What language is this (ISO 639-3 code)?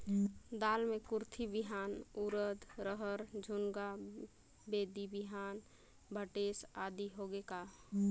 hne